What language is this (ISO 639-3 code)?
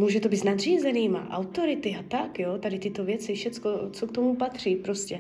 ces